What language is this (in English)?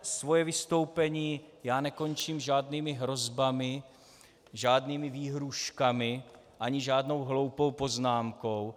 Czech